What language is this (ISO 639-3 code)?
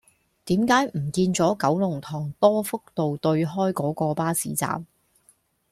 yue